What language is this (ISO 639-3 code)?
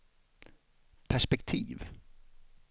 swe